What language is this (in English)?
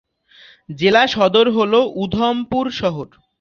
Bangla